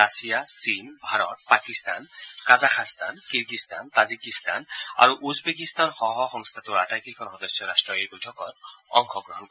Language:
Assamese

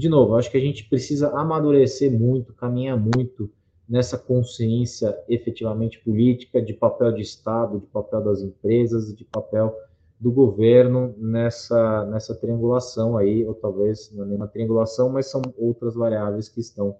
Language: Portuguese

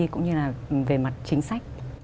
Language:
Vietnamese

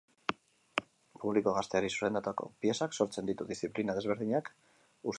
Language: Basque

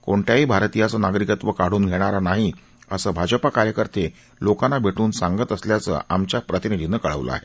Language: Marathi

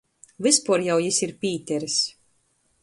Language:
Latgalian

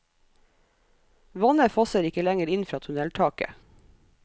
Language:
Norwegian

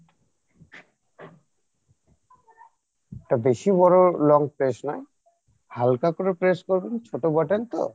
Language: Bangla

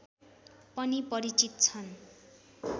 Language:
Nepali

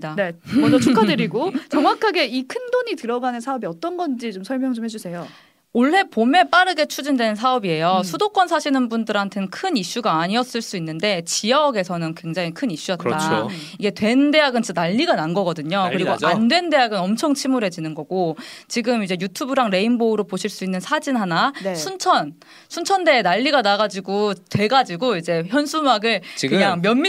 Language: Korean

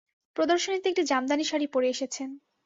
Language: Bangla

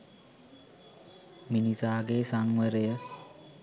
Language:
Sinhala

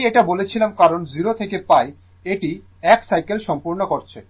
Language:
Bangla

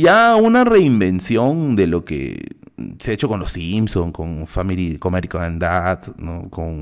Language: Spanish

